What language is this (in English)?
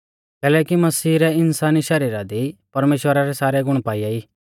Mahasu Pahari